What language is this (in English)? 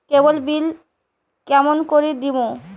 Bangla